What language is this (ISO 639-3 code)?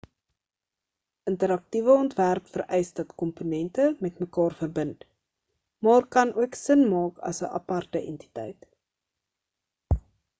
afr